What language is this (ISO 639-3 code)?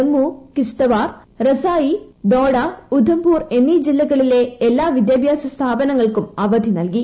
mal